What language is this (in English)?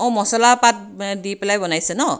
Assamese